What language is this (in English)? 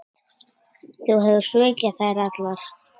Icelandic